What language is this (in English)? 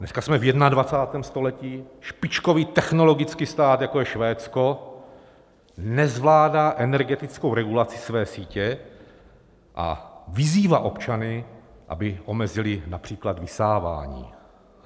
Czech